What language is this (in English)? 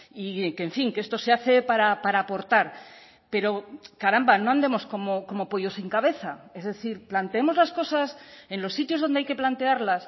Spanish